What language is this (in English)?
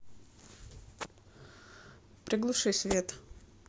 Russian